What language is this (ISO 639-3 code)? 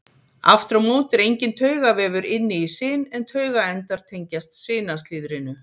isl